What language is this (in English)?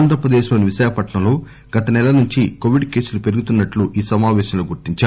Telugu